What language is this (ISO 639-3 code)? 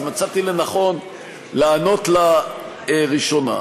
heb